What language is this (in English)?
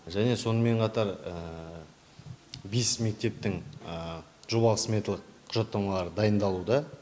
Kazakh